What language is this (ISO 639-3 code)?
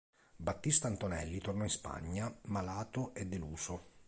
ita